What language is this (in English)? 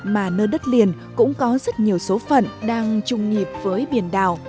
Vietnamese